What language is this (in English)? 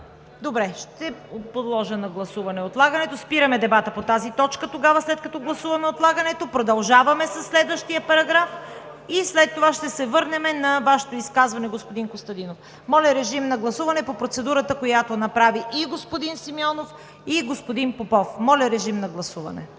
Bulgarian